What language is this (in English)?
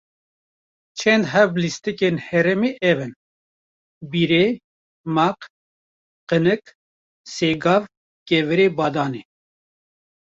Kurdish